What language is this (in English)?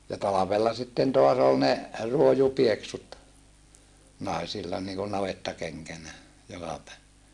Finnish